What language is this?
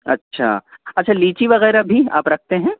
Urdu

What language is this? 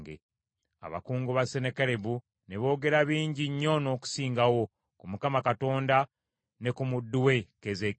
Ganda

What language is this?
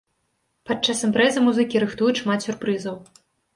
Belarusian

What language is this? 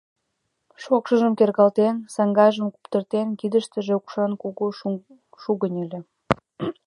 Mari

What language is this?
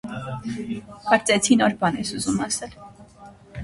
Armenian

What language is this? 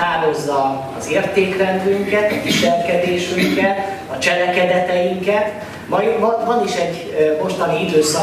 Hungarian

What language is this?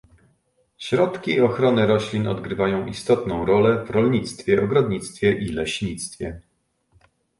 Polish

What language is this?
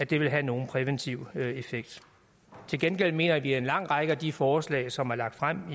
Danish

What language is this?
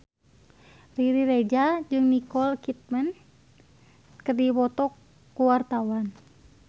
Sundanese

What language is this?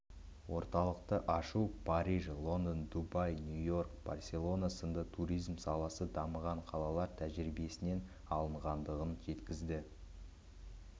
Kazakh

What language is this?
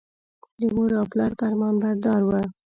Pashto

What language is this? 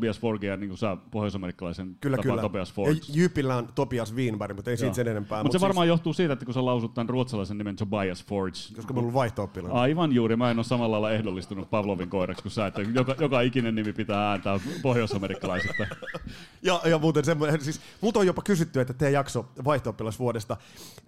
Finnish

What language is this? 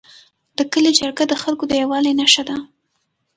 Pashto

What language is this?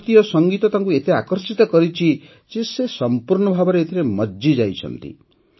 Odia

